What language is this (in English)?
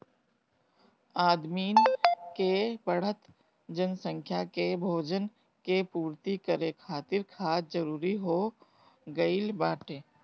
Bhojpuri